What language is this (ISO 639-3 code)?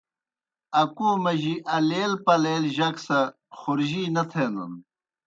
plk